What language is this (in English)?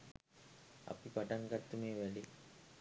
Sinhala